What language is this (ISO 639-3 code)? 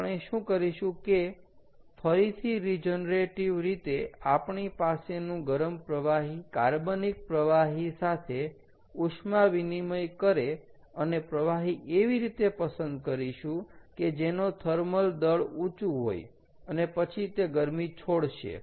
guj